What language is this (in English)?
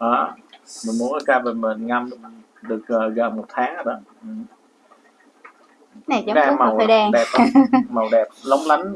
Vietnamese